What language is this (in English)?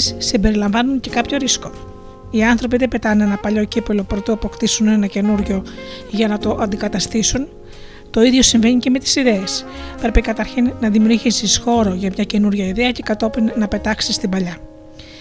Greek